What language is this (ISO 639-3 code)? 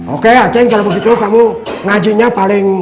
ind